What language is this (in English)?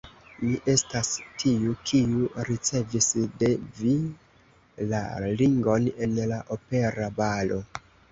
Esperanto